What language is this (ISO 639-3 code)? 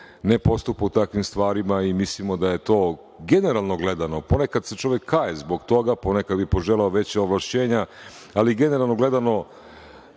srp